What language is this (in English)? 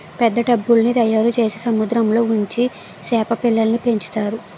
Telugu